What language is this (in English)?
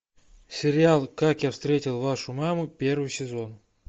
Russian